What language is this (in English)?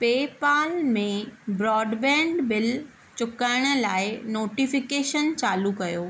Sindhi